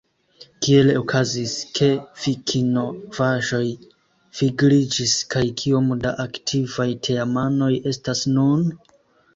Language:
Esperanto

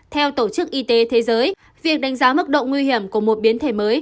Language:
Vietnamese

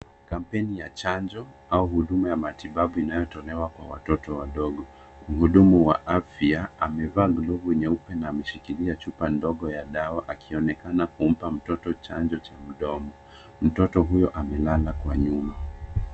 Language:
Swahili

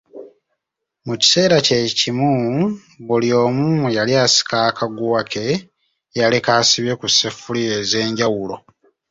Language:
Ganda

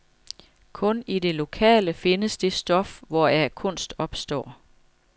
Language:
Danish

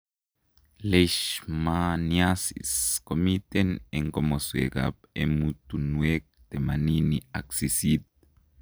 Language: Kalenjin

